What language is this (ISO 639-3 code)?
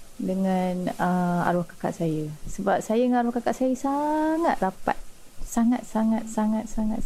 msa